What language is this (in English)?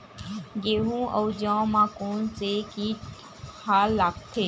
Chhattisgarhi